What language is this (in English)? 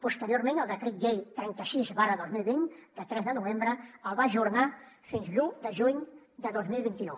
Catalan